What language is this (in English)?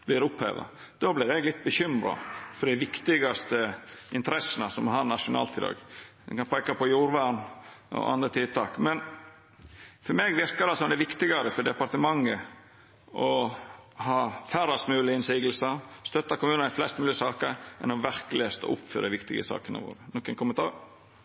Norwegian Nynorsk